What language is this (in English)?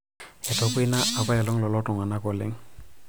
Masai